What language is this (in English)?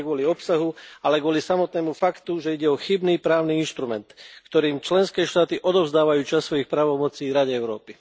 Slovak